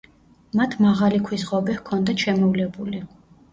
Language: Georgian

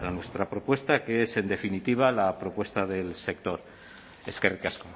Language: Spanish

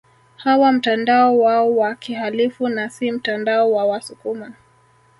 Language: Swahili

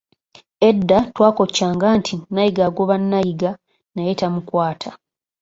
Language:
Ganda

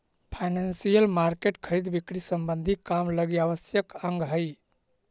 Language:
Magahi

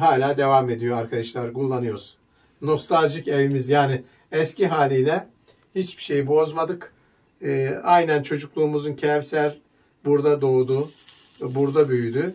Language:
Turkish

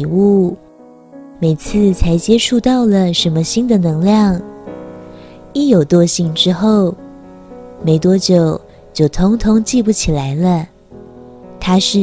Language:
Chinese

